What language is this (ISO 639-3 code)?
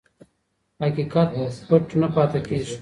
pus